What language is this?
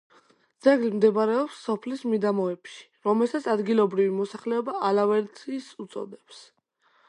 Georgian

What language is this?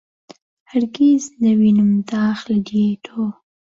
Central Kurdish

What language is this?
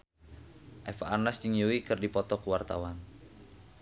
Sundanese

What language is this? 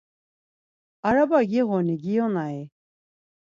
Laz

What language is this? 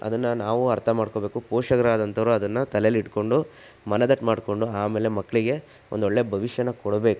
Kannada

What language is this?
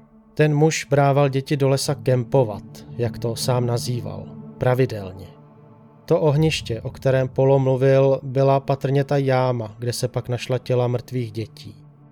Czech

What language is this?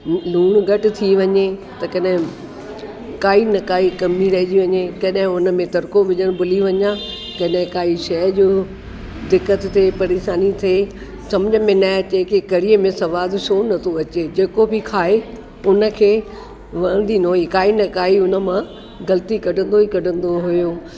Sindhi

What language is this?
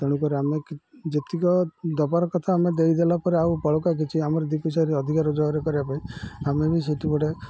Odia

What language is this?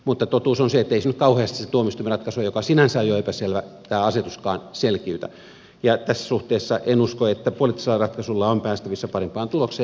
Finnish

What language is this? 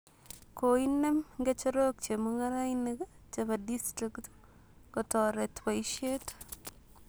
Kalenjin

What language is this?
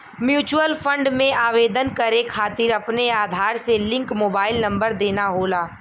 Bhojpuri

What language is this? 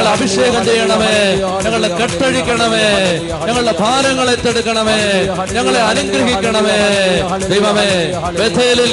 Malayalam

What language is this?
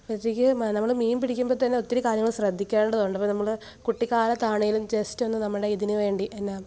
Malayalam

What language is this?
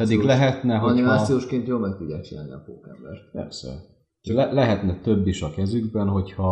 Hungarian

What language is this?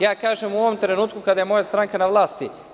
Serbian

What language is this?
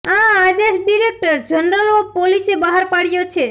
Gujarati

